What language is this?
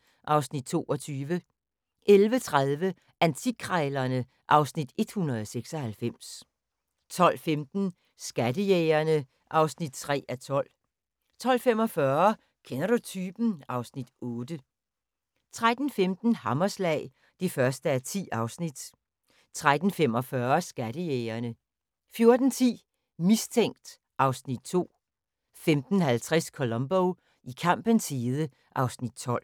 Danish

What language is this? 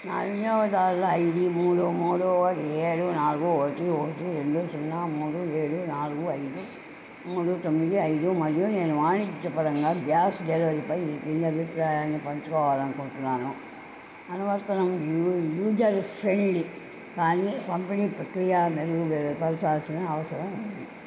Telugu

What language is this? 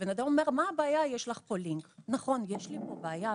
Hebrew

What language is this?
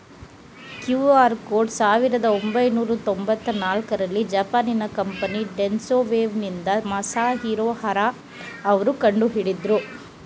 Kannada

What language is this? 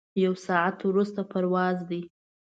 Pashto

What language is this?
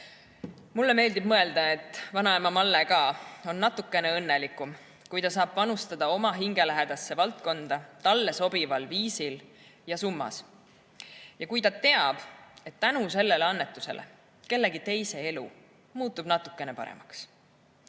Estonian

